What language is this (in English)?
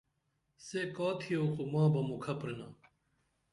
Dameli